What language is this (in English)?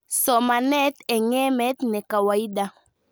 Kalenjin